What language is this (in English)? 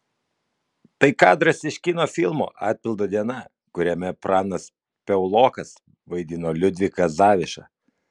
Lithuanian